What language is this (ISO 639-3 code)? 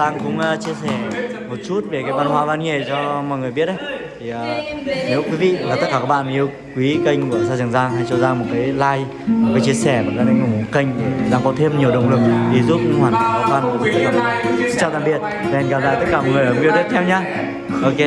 vie